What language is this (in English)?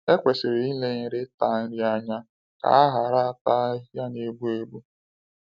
Igbo